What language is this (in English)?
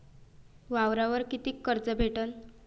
Marathi